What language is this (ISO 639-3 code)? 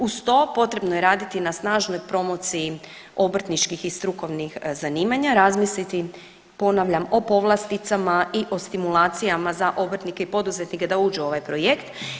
hrv